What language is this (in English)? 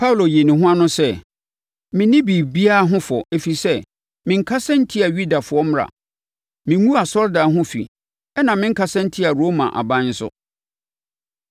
Akan